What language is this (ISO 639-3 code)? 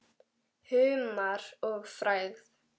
isl